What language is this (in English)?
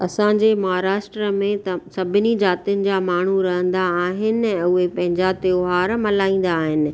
Sindhi